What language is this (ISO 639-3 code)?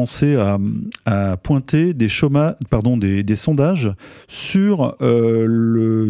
fra